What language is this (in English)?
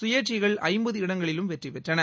Tamil